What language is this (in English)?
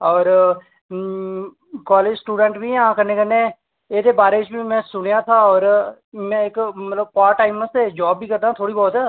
Dogri